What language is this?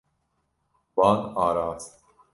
Kurdish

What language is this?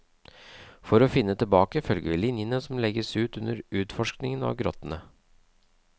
Norwegian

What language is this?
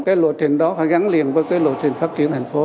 Vietnamese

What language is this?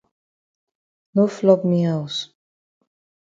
Cameroon Pidgin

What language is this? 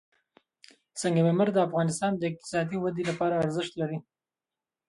Pashto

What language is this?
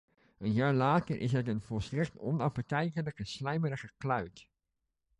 Dutch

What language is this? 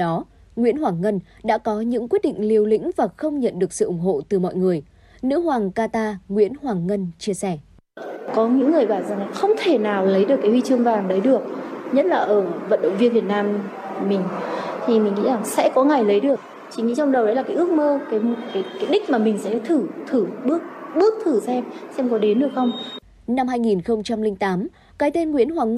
Vietnamese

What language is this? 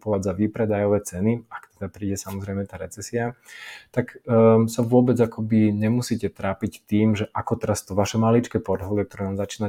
Slovak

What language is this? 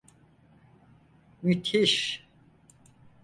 Turkish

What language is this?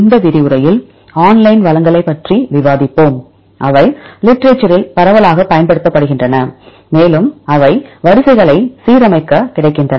Tamil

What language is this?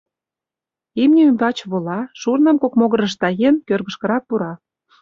Mari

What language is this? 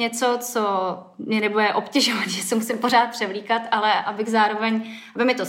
Czech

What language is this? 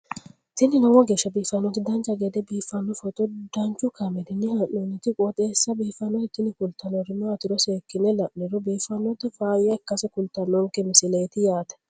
Sidamo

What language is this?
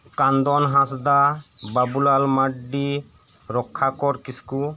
Santali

